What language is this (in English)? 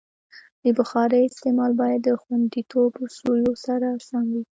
Pashto